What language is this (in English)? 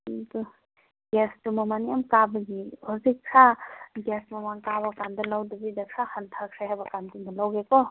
Manipuri